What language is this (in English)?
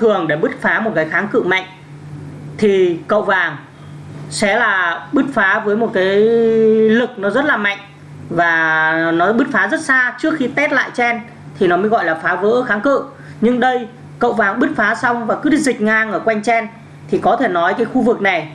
Vietnamese